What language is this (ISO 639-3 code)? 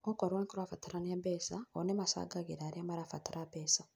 kik